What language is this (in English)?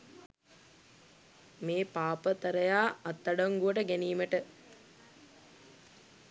Sinhala